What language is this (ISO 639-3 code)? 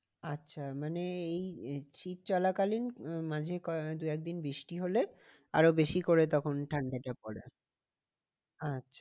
ben